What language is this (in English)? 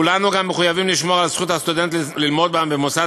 Hebrew